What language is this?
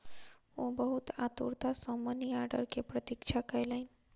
Maithili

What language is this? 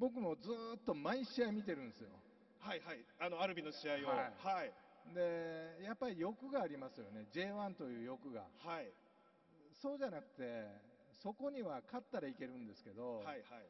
Japanese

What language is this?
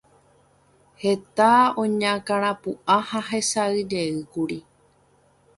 Guarani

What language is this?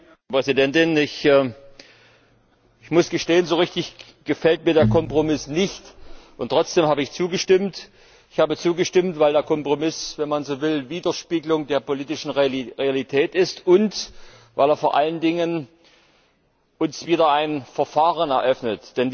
German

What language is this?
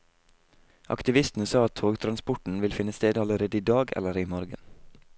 Norwegian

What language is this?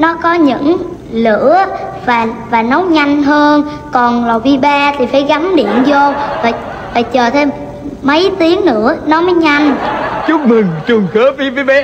Vietnamese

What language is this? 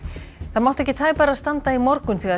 Icelandic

